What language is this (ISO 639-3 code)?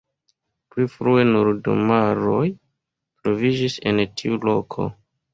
epo